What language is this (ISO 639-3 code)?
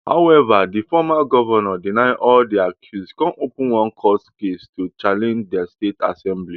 pcm